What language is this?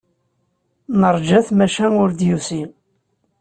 Kabyle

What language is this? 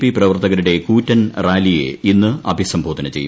Malayalam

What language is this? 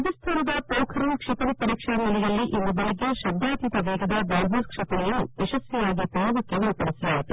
Kannada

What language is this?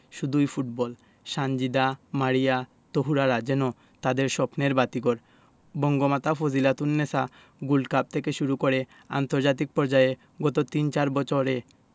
Bangla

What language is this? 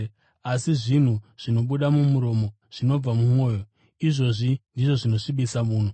Shona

